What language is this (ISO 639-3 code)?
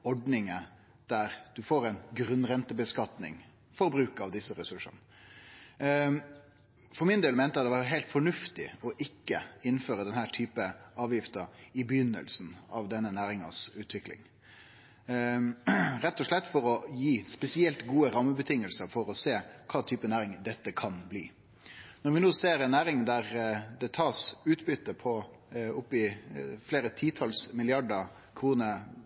nno